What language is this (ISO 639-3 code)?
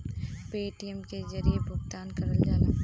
bho